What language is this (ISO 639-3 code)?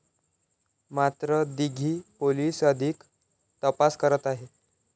mar